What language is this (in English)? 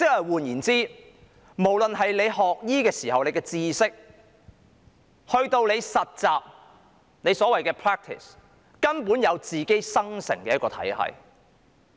Cantonese